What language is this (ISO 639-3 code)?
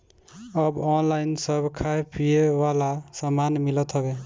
bho